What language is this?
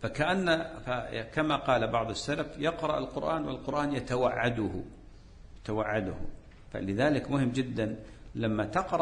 Arabic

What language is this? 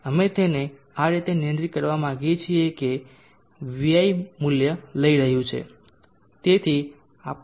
Gujarati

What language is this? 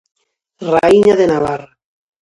Galician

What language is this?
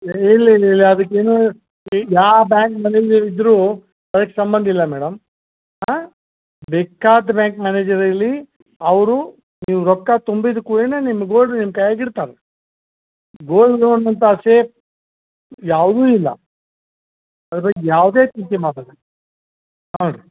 Kannada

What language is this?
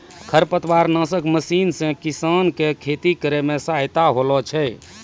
Maithili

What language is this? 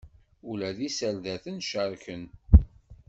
Kabyle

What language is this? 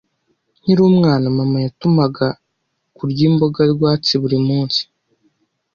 Kinyarwanda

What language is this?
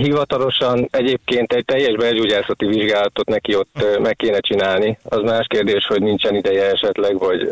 Hungarian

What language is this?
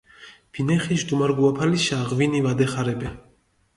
Mingrelian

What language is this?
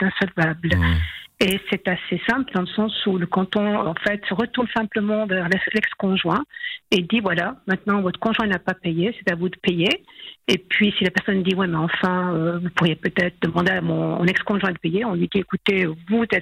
French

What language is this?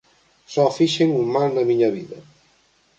Galician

